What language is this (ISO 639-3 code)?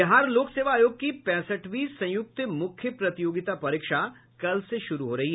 hin